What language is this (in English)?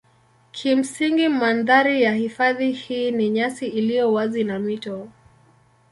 Swahili